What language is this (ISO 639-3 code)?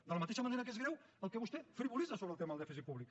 cat